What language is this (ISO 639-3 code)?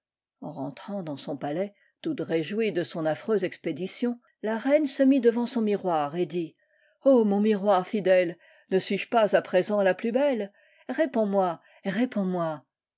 fra